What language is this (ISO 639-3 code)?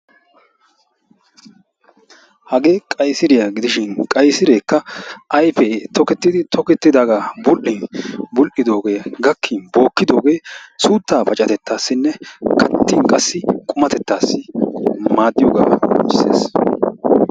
wal